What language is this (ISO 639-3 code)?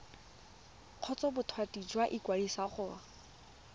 tsn